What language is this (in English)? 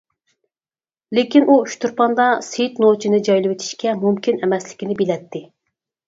Uyghur